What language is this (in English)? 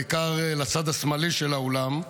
Hebrew